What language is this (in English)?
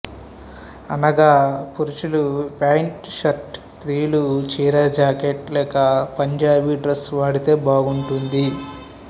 Telugu